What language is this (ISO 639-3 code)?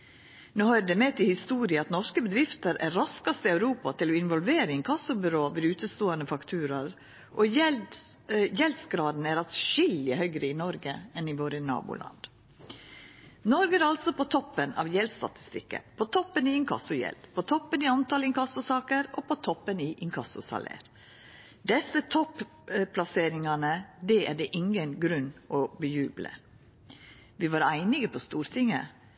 nno